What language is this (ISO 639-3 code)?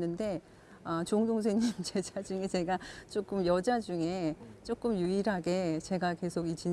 kor